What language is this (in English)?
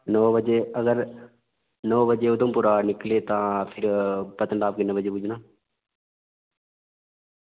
Dogri